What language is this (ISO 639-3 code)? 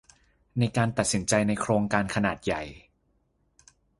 tha